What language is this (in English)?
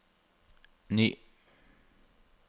Norwegian